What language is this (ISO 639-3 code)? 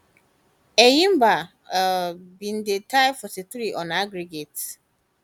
pcm